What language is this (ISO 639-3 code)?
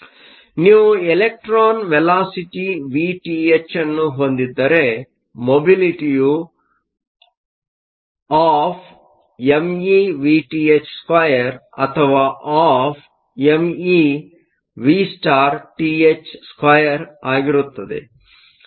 kan